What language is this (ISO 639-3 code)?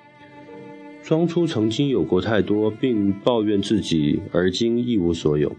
zho